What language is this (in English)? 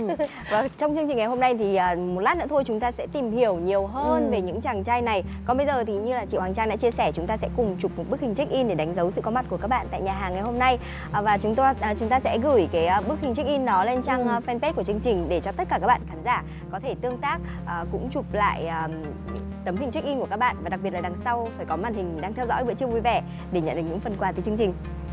Vietnamese